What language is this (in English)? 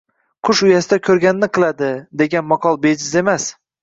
Uzbek